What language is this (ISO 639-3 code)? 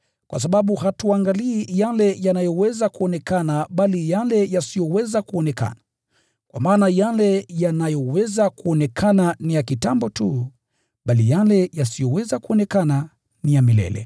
swa